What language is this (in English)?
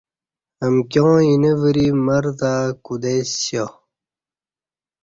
Kati